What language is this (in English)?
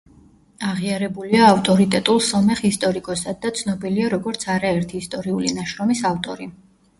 Georgian